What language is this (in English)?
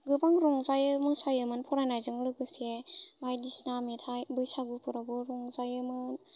Bodo